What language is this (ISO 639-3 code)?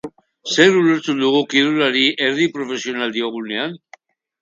eus